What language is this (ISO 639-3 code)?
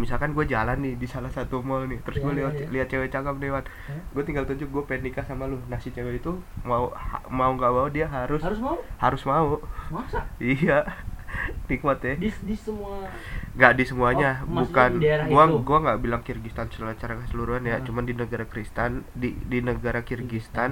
ind